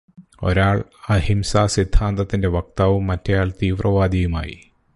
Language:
Malayalam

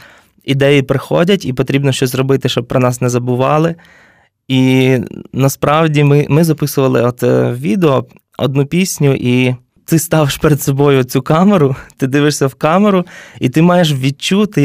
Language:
Ukrainian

